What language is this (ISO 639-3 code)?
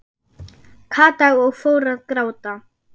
isl